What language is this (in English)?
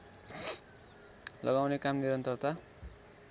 Nepali